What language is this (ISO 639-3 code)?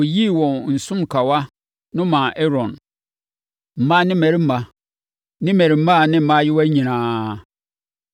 aka